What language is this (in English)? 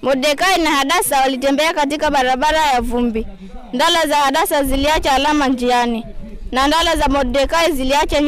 Swahili